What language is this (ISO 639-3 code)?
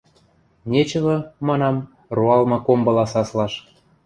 mrj